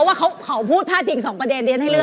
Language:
Thai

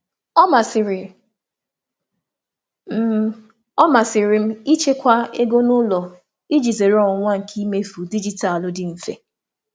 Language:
Igbo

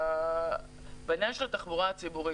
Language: Hebrew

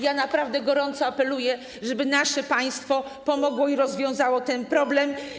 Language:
Polish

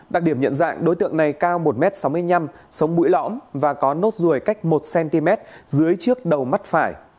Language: Vietnamese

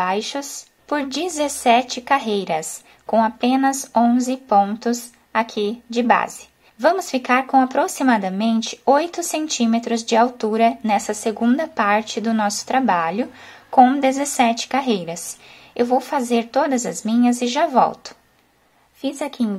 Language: Portuguese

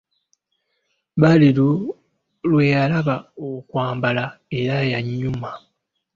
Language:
Ganda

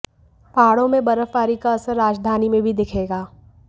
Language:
Hindi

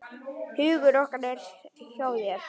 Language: Icelandic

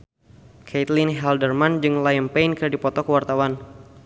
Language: Sundanese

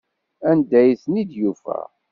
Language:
Kabyle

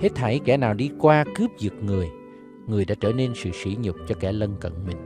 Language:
Vietnamese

